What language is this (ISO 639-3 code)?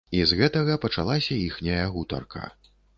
bel